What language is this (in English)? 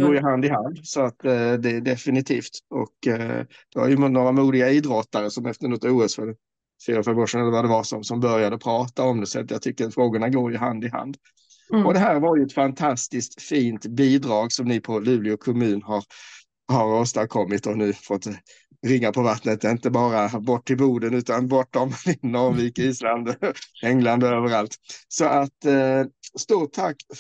Swedish